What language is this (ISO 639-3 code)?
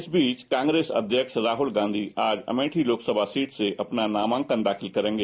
hin